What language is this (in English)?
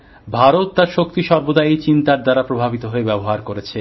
Bangla